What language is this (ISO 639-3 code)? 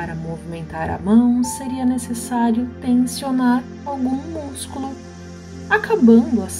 por